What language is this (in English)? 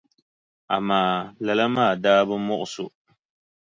Dagbani